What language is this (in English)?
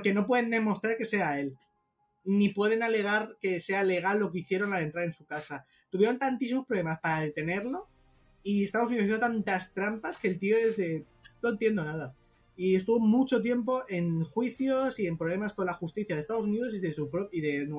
Spanish